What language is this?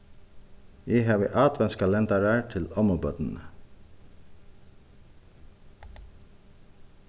Faroese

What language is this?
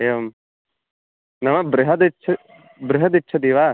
Sanskrit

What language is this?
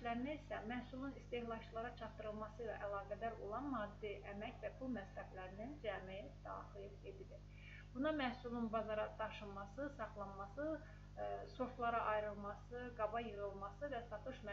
Turkish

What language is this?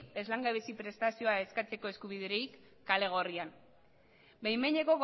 Basque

